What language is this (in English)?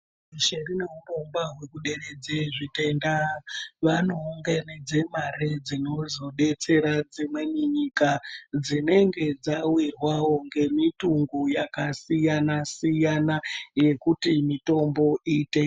Ndau